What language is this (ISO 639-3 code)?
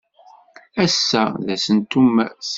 kab